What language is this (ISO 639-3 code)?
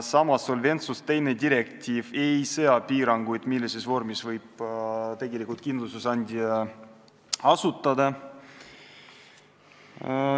est